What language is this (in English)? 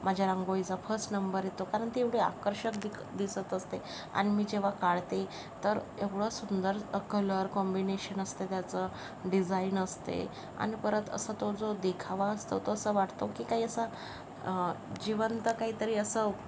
Marathi